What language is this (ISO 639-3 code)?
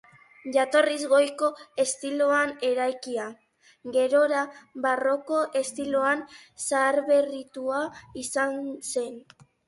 eus